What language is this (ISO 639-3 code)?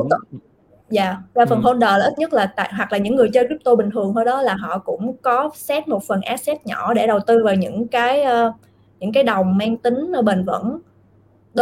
vie